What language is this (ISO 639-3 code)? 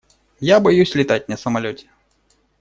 rus